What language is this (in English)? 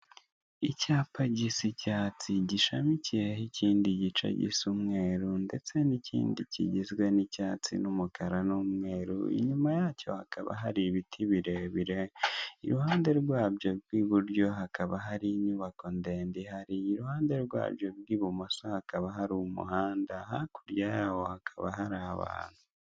Kinyarwanda